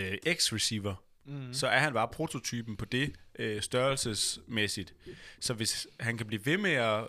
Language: Danish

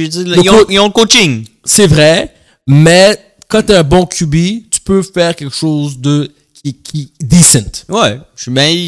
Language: French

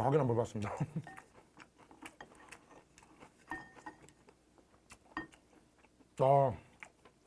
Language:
Korean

